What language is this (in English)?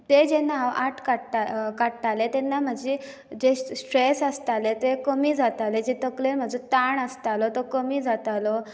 Konkani